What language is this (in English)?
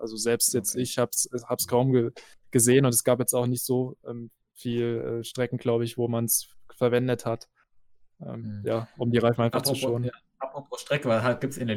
German